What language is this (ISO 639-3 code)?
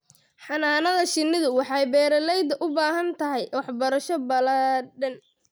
som